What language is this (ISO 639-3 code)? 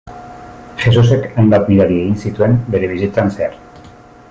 eus